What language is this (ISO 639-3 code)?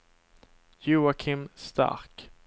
swe